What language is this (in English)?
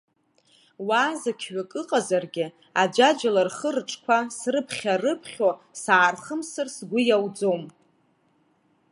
Abkhazian